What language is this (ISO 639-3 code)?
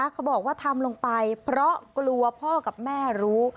tha